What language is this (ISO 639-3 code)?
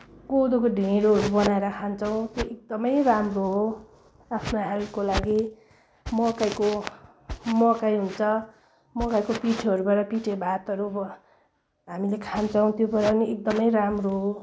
nep